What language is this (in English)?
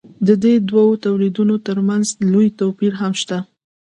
Pashto